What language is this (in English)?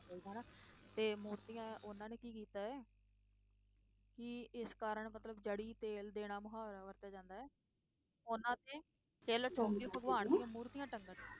Punjabi